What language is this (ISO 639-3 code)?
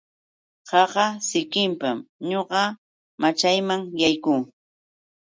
qux